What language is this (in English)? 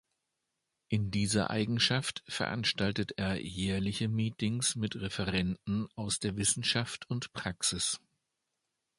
German